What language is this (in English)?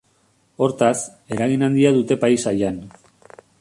Basque